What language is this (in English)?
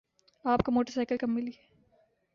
Urdu